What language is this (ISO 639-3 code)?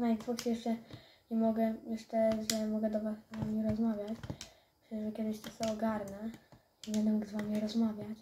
pol